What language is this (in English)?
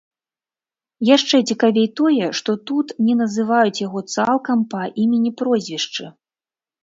Belarusian